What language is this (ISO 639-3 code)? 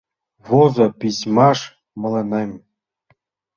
chm